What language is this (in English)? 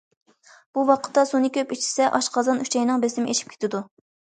Uyghur